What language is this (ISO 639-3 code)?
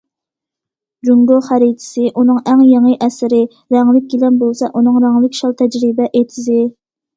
uig